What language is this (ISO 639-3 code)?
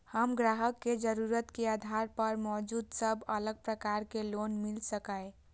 mai